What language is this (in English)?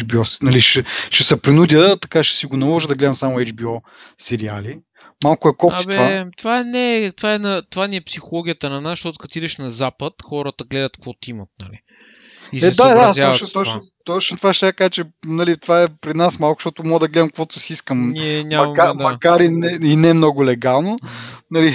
Bulgarian